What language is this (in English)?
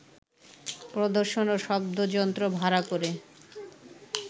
Bangla